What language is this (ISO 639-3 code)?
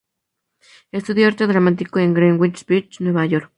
spa